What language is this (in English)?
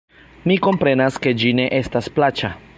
Esperanto